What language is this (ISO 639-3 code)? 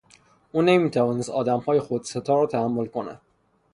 fas